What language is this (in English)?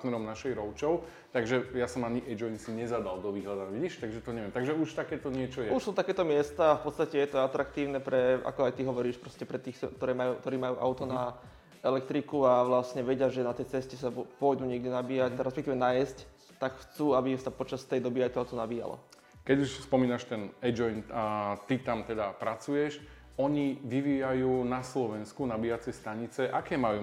Slovak